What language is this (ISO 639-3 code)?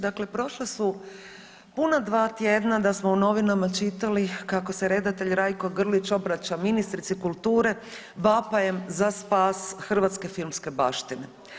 hrv